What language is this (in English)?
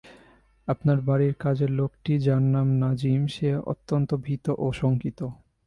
Bangla